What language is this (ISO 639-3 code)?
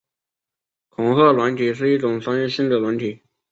zho